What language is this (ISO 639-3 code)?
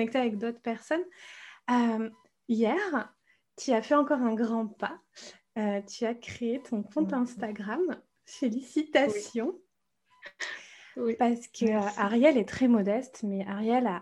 fra